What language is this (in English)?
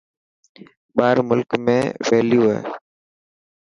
Dhatki